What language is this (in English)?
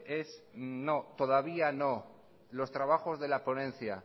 Spanish